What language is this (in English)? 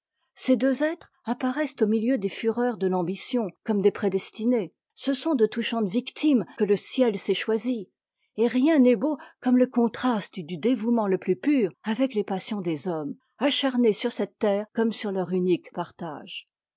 French